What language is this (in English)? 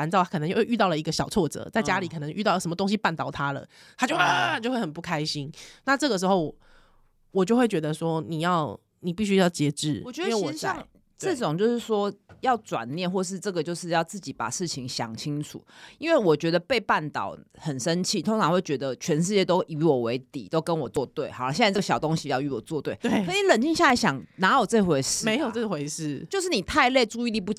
Chinese